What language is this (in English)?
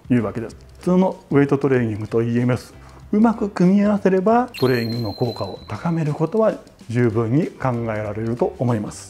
Japanese